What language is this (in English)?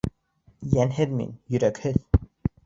Bashkir